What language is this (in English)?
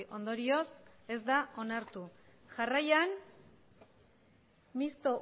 Basque